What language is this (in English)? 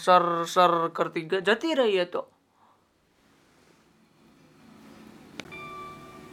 Gujarati